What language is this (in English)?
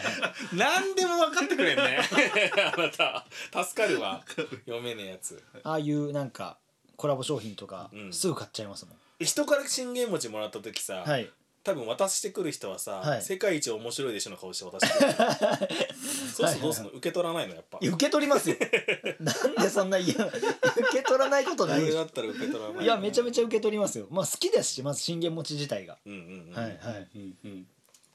Japanese